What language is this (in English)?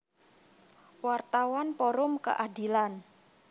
Javanese